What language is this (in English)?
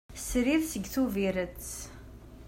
Kabyle